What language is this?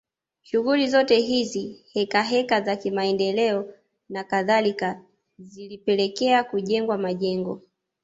Swahili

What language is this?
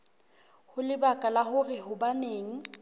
Southern Sotho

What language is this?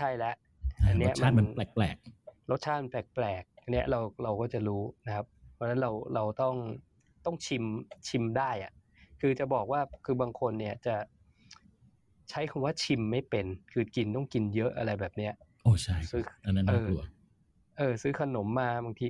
Thai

